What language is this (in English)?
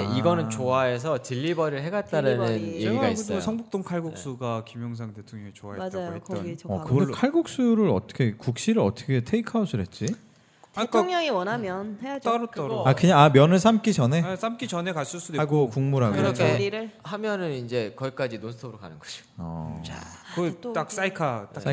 Korean